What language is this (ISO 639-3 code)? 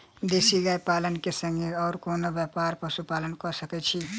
mai